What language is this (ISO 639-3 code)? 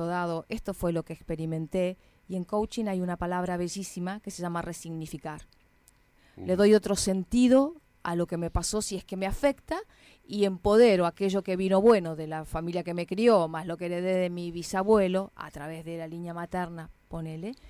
spa